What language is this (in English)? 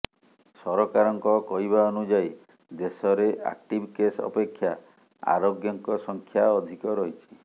Odia